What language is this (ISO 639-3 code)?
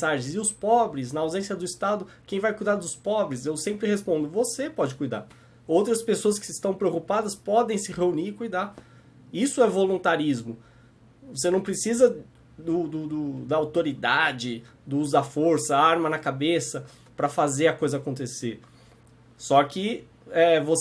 por